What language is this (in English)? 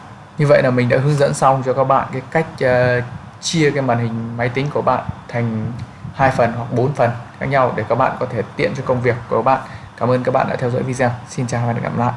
Vietnamese